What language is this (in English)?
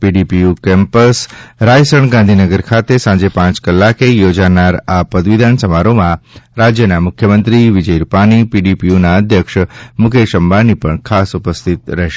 Gujarati